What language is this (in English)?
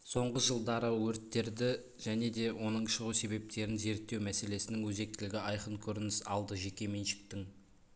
Kazakh